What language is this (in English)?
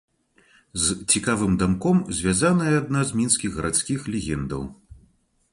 Belarusian